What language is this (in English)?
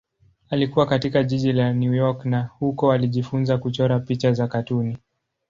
Swahili